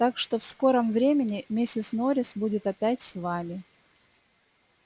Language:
Russian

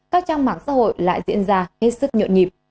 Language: Vietnamese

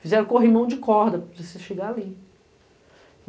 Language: Portuguese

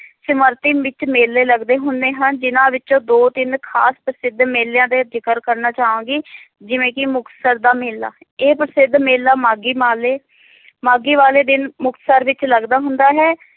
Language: Punjabi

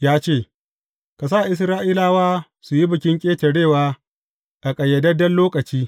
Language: Hausa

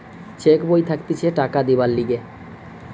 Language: Bangla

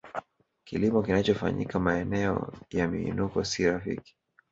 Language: Swahili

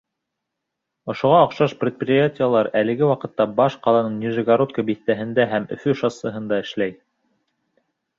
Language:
Bashkir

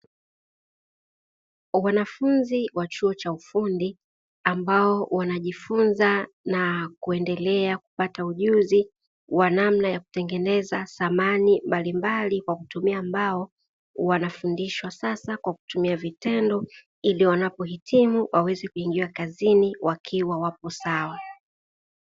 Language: Swahili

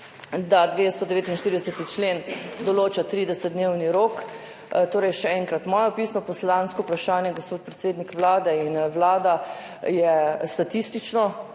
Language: Slovenian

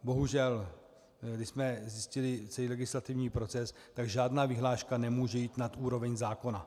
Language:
Czech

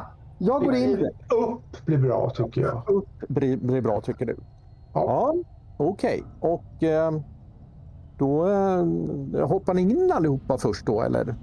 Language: Swedish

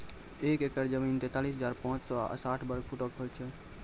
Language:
Maithili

